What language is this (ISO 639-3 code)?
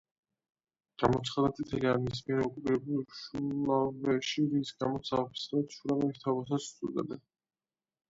kat